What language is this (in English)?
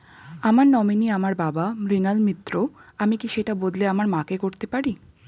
Bangla